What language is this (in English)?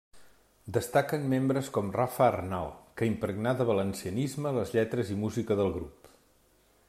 Catalan